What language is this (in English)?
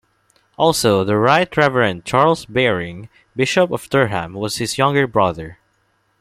English